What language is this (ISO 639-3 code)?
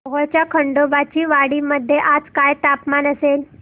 mar